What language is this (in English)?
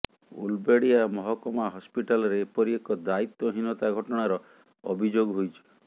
Odia